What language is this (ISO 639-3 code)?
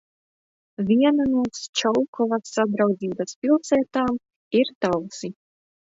lav